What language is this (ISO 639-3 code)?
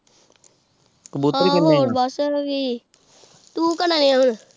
pan